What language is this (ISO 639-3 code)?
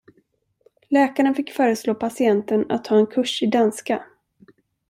swe